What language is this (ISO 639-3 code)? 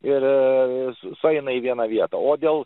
lit